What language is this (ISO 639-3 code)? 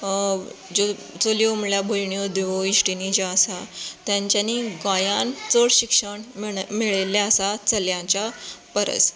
kok